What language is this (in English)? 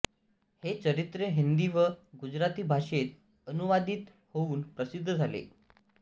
Marathi